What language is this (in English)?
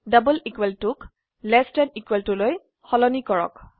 Assamese